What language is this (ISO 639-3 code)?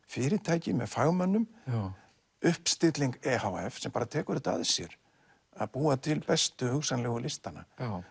isl